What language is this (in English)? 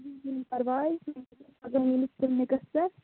Kashmiri